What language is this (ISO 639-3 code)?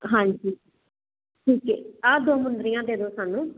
pan